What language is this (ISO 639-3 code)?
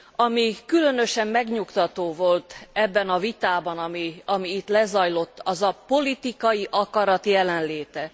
hun